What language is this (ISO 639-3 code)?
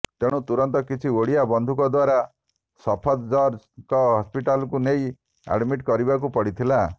ori